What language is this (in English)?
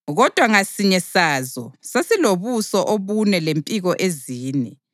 North Ndebele